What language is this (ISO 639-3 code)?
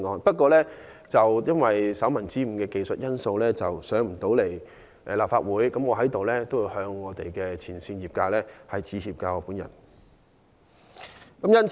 yue